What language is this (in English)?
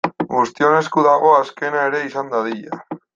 Basque